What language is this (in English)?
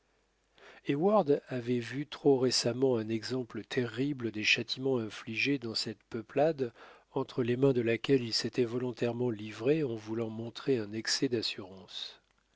French